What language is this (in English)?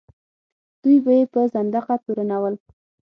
Pashto